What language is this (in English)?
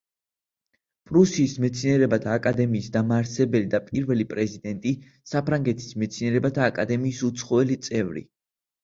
Georgian